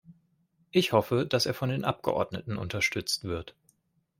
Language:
German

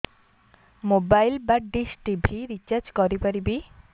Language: Odia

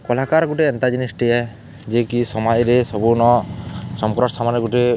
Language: Odia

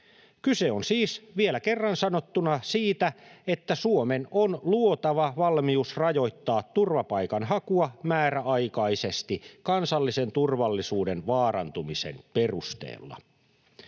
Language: Finnish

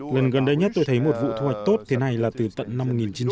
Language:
Vietnamese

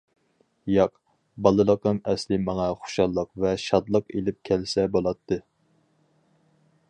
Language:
Uyghur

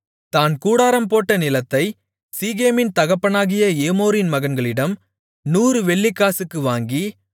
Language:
Tamil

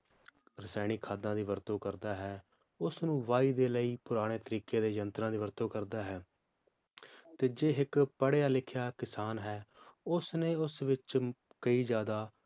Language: Punjabi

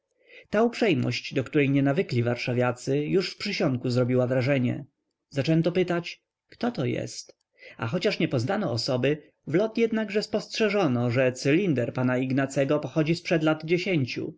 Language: Polish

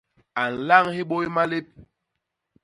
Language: Basaa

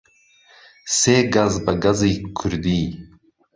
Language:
Central Kurdish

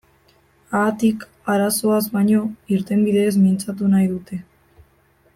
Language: Basque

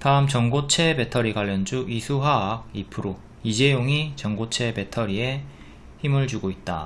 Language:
Korean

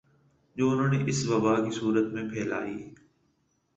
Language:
Urdu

